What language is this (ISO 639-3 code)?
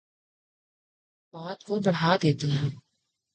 urd